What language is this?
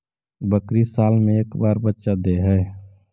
Magahi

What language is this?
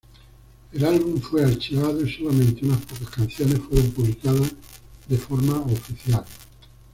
Spanish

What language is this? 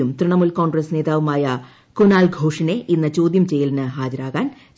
Malayalam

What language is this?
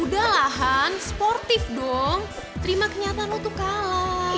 Indonesian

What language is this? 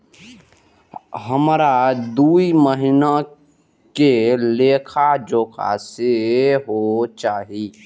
Maithili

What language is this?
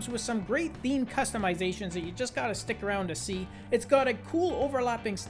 English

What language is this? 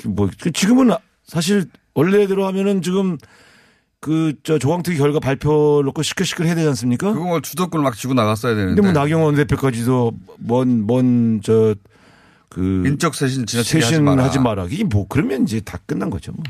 Korean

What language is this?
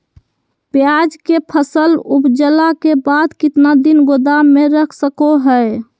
Magahi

